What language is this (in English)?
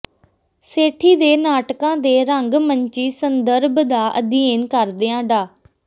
Punjabi